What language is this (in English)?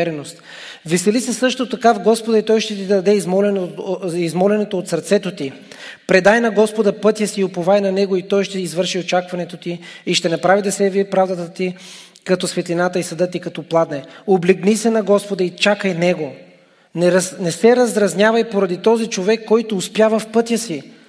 Bulgarian